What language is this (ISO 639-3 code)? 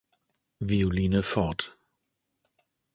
deu